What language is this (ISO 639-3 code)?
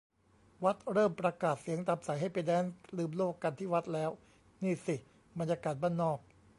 tha